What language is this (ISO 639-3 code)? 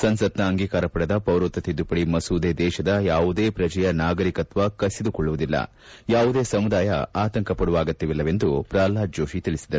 kan